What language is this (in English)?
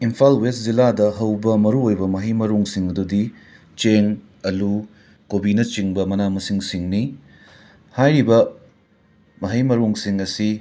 Manipuri